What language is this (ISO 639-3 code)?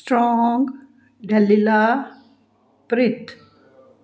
pan